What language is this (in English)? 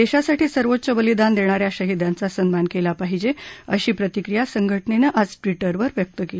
Marathi